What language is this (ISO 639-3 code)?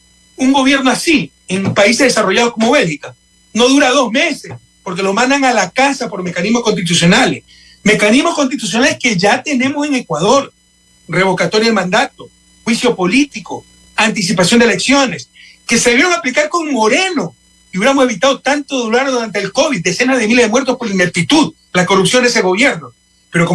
spa